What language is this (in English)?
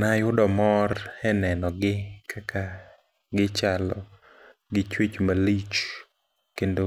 Luo (Kenya and Tanzania)